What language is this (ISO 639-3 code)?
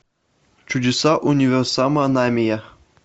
rus